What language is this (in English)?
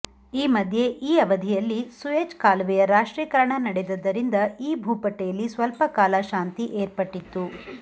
Kannada